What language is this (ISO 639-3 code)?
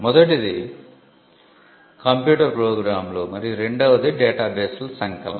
tel